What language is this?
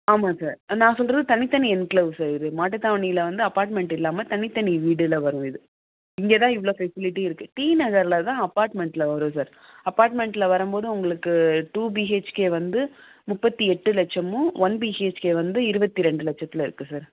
Tamil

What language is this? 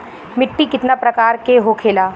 Bhojpuri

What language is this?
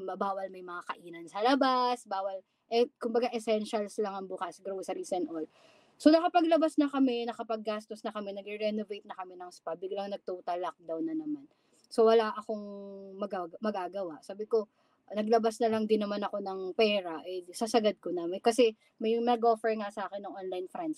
Filipino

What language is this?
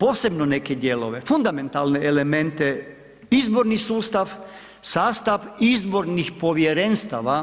Croatian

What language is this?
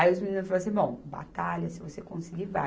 Portuguese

